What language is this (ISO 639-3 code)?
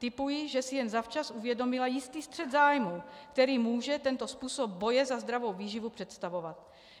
ces